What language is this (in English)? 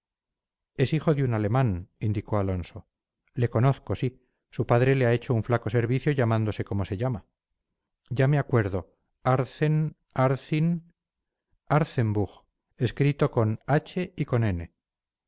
Spanish